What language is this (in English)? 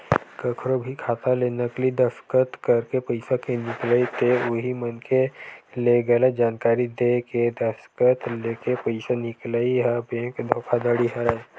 Chhattisgarhi